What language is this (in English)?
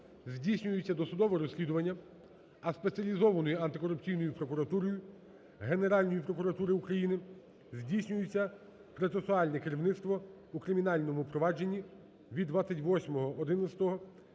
Ukrainian